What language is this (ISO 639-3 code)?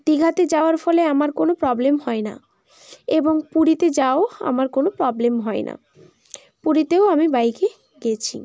ben